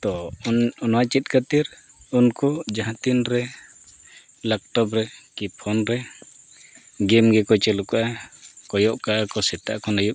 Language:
Santali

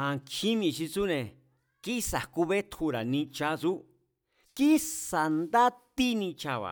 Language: Mazatlán Mazatec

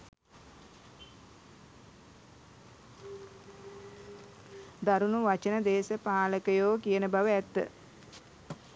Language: Sinhala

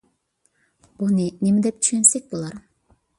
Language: Uyghur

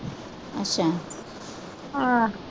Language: Punjabi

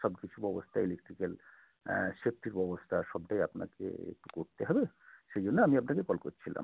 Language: Bangla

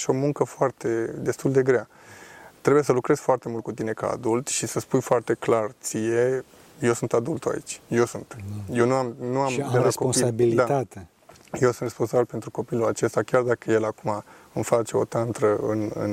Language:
Romanian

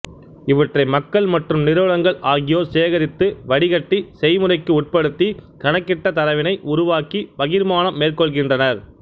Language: Tamil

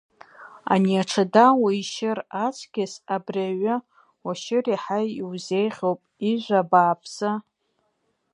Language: Abkhazian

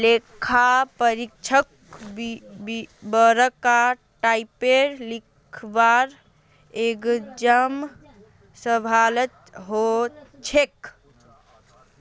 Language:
Magahi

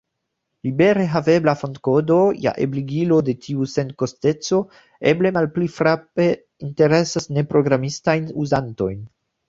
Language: Esperanto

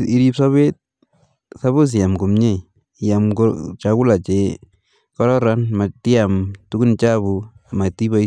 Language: Kalenjin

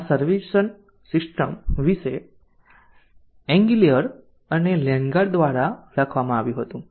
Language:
Gujarati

